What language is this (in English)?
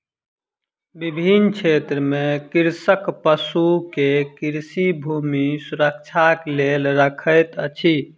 Maithili